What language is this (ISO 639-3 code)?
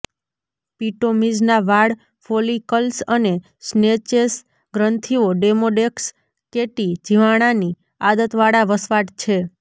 guj